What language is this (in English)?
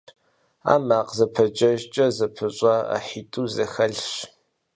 Kabardian